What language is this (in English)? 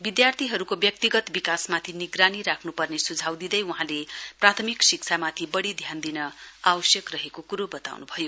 Nepali